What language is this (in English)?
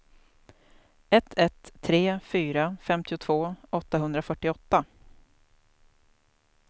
Swedish